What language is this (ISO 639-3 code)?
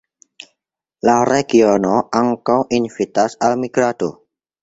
epo